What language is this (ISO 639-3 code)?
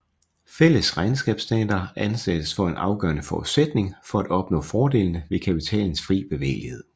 dan